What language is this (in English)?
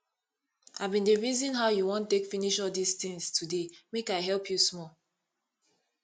Nigerian Pidgin